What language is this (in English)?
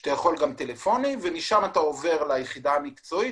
Hebrew